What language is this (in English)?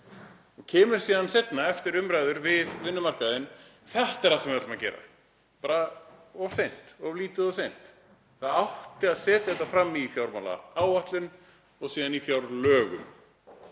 Icelandic